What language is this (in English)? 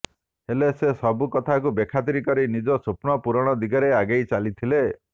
Odia